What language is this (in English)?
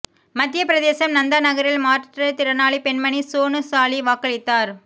Tamil